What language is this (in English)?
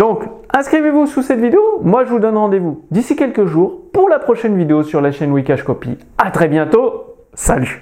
French